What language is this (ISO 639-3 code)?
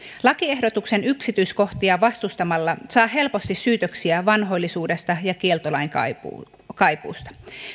fin